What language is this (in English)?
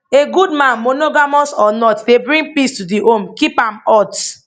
Nigerian Pidgin